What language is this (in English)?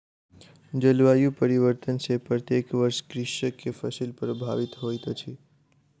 Maithili